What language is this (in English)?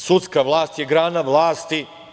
Serbian